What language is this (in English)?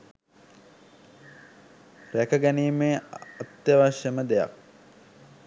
Sinhala